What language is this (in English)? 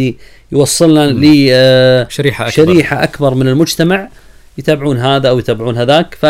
Arabic